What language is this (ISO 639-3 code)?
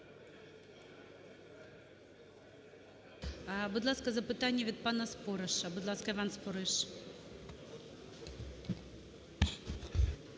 ukr